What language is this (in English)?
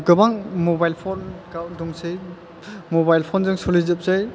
Bodo